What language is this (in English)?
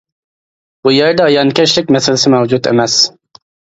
Uyghur